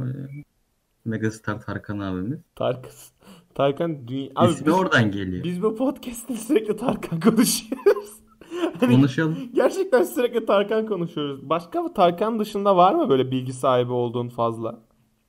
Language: Turkish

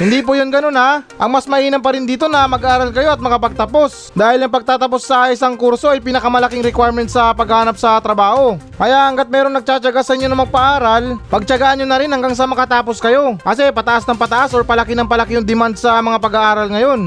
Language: Filipino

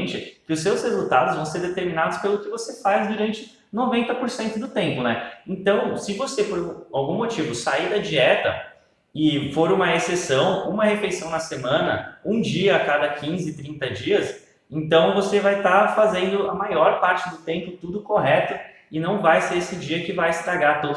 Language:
Portuguese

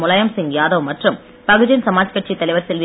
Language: Tamil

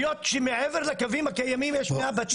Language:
Hebrew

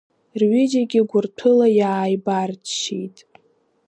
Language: Abkhazian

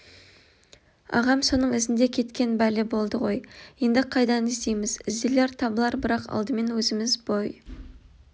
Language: Kazakh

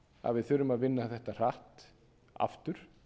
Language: Icelandic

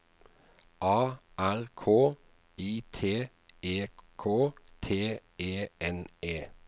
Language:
Norwegian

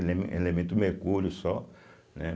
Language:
Portuguese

